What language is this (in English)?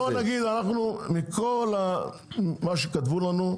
Hebrew